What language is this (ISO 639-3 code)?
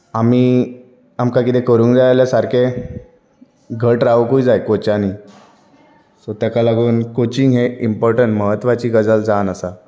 kok